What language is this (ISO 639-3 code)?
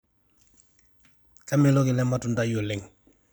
mas